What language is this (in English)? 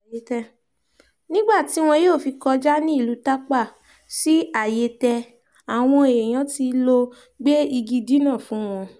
Yoruba